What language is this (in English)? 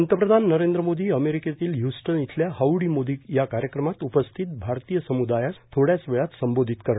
Marathi